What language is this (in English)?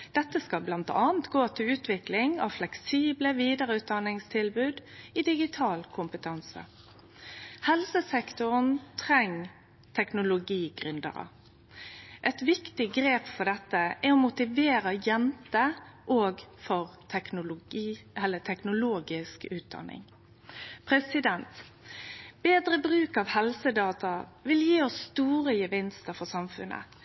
Norwegian Nynorsk